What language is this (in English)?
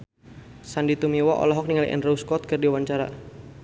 Sundanese